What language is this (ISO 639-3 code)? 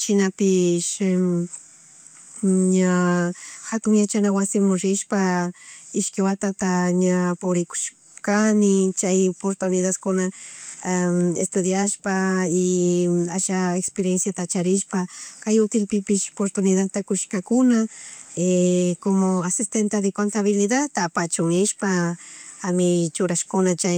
qug